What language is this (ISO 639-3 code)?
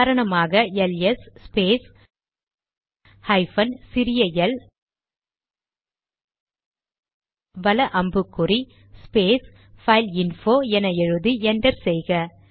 tam